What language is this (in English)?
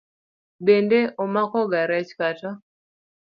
Luo (Kenya and Tanzania)